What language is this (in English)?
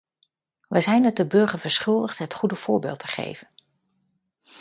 Dutch